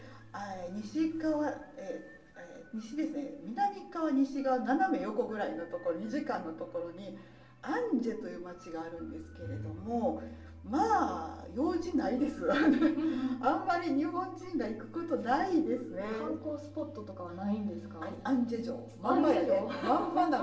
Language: Japanese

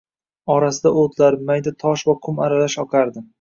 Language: Uzbek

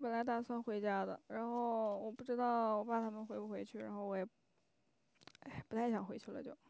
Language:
Chinese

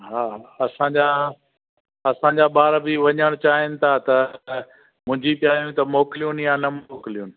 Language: Sindhi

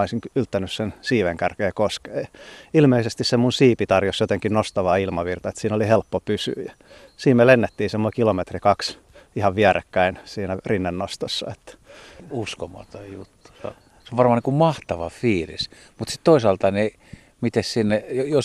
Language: Finnish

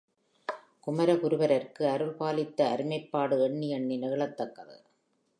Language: Tamil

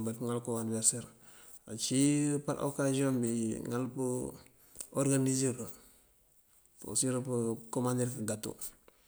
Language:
Mandjak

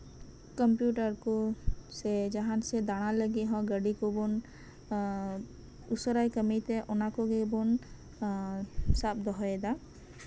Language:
Santali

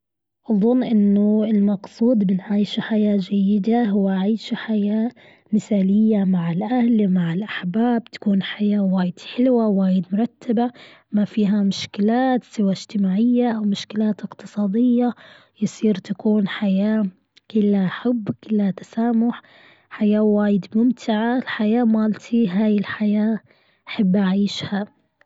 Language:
Gulf Arabic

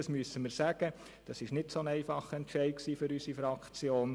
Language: Swiss German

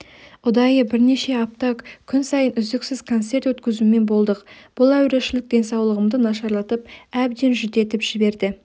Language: Kazakh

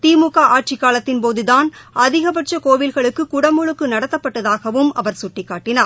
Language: Tamil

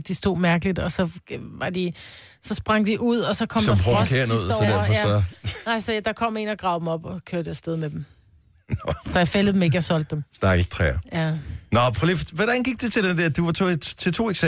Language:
Danish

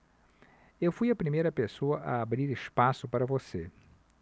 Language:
Portuguese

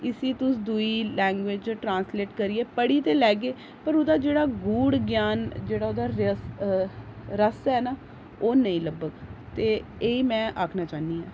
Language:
Dogri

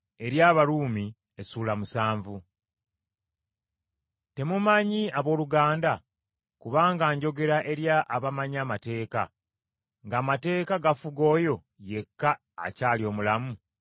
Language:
Ganda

